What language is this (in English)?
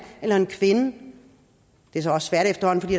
Danish